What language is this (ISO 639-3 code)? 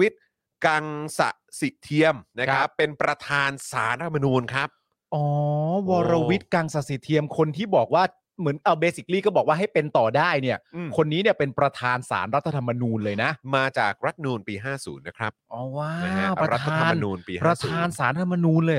tha